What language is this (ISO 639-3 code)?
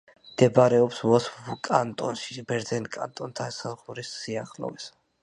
kat